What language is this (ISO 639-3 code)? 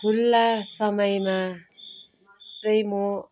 nep